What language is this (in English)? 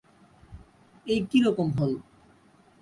Bangla